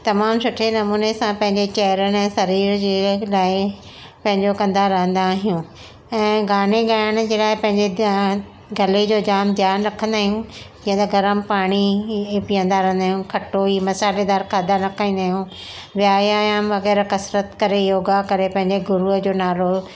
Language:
Sindhi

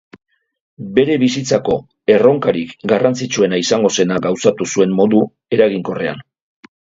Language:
Basque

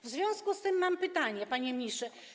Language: Polish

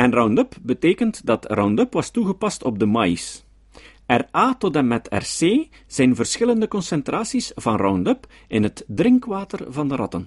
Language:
Dutch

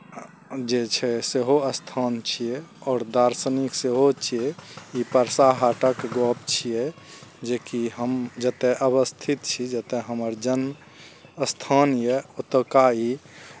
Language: Maithili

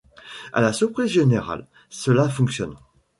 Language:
French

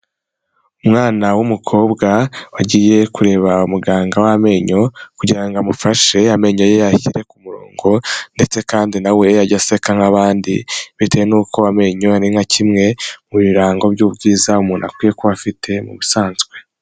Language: Kinyarwanda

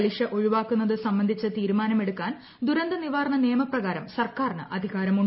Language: Malayalam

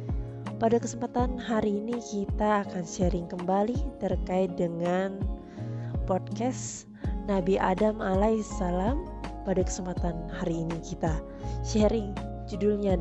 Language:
Indonesian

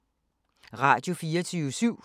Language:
Danish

